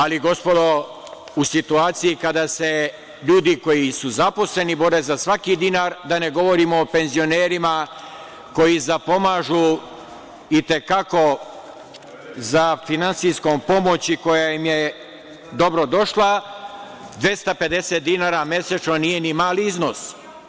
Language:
Serbian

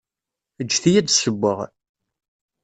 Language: Kabyle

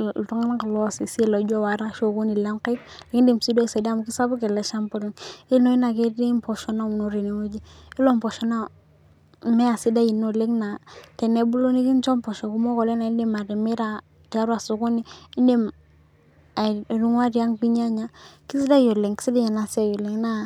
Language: Masai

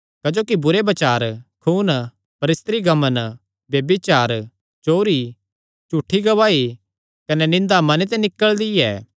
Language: Kangri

